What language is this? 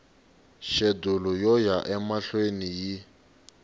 Tsonga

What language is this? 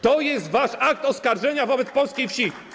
Polish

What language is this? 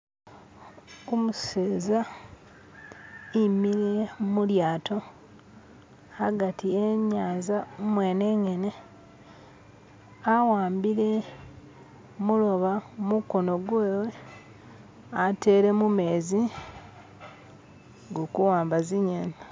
Masaaba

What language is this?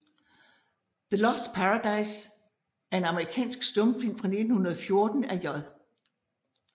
Danish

